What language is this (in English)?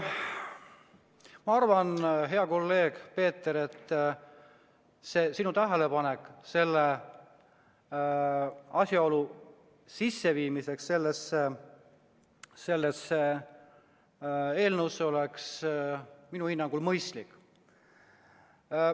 Estonian